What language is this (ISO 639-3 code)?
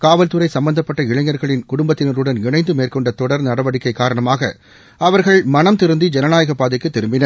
tam